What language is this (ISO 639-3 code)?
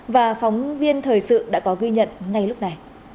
vie